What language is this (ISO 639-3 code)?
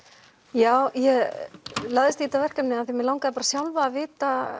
isl